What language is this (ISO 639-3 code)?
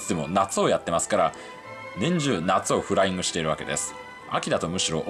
jpn